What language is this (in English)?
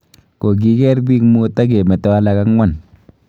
Kalenjin